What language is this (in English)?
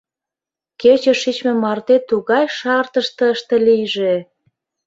Mari